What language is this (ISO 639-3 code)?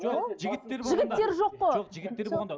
kaz